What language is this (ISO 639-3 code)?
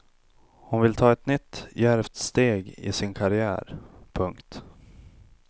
swe